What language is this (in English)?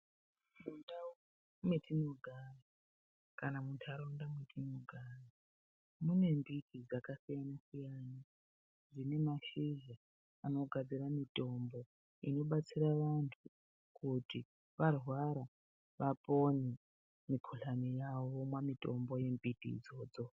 Ndau